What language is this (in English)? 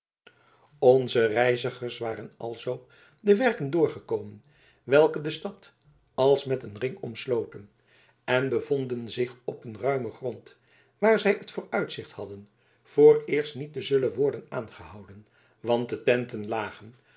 Dutch